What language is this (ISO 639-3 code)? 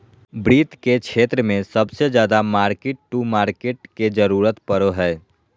mag